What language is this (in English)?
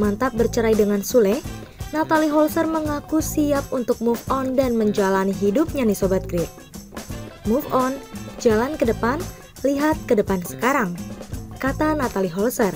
Indonesian